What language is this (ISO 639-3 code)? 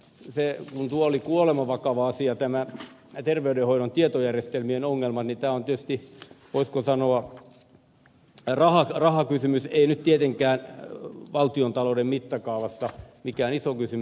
fin